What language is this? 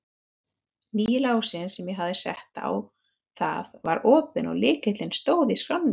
Icelandic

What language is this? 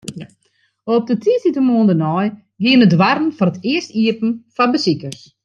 Western Frisian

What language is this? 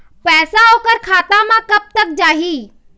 Chhattisgarhi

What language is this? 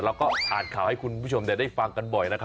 Thai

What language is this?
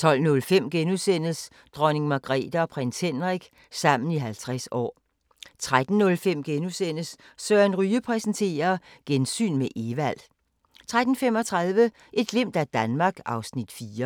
Danish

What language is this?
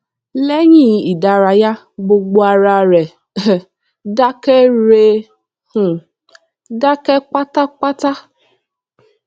Yoruba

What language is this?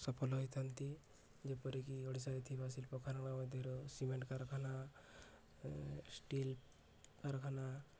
Odia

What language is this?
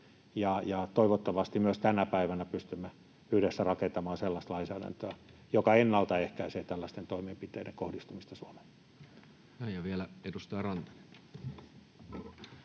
Finnish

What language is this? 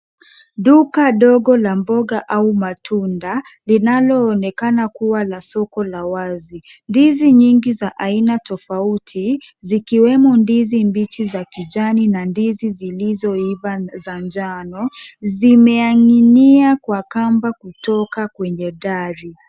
Swahili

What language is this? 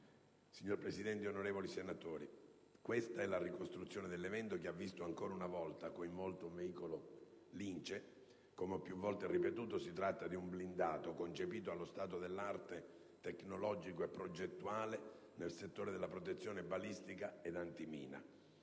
Italian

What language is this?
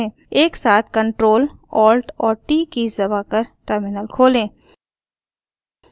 Hindi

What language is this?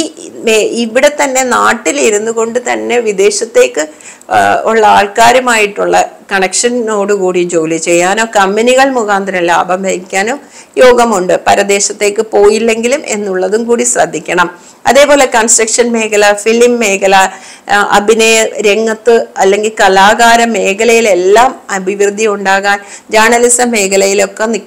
Malayalam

